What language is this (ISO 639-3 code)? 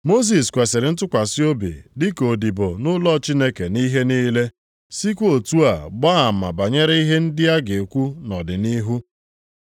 ibo